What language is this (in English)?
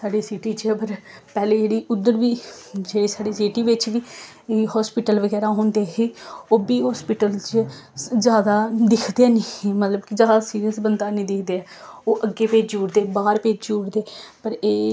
Dogri